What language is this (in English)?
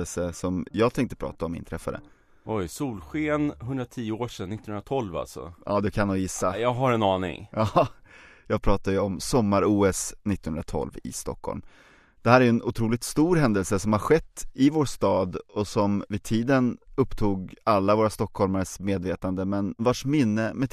Swedish